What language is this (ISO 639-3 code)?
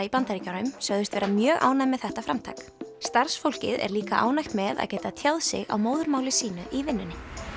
isl